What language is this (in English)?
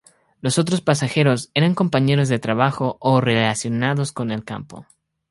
Spanish